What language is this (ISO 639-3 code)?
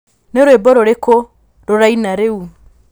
kik